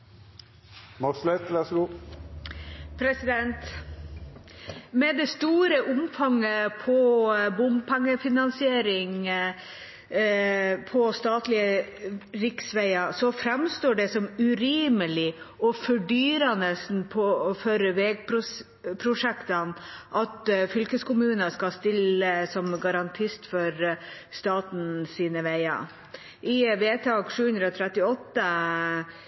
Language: Norwegian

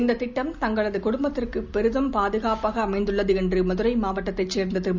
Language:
Tamil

